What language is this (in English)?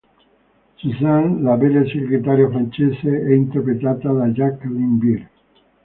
Italian